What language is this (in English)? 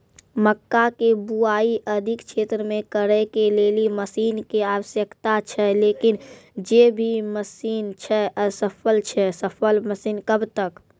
Maithili